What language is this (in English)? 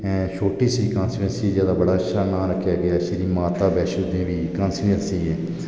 Dogri